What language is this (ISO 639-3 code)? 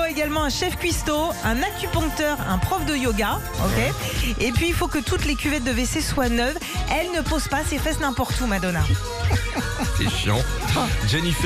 fra